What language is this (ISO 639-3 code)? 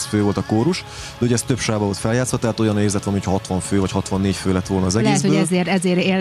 hun